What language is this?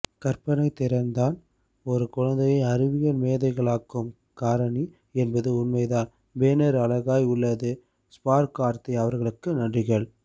Tamil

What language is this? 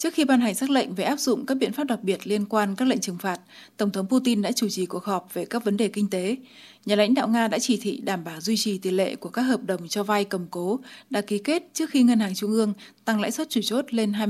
Vietnamese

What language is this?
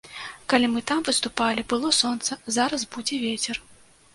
Belarusian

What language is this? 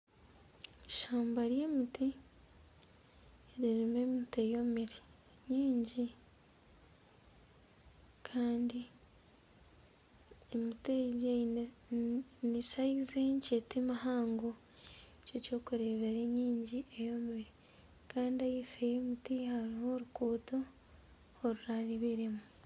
Nyankole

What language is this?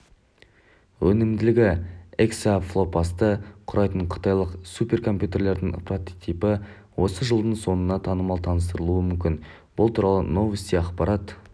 Kazakh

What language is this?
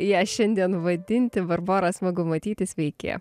Lithuanian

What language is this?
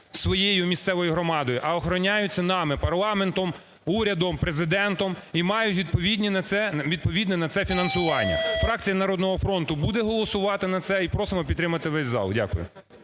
Ukrainian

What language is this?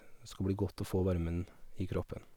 Norwegian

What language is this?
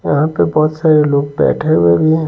Hindi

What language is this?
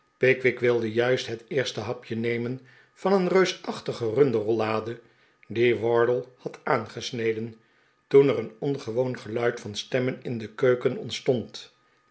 Dutch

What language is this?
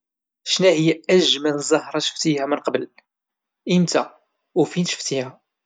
Moroccan Arabic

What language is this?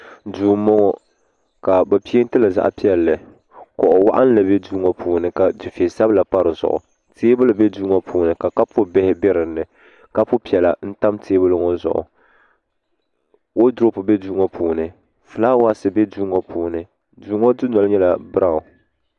Dagbani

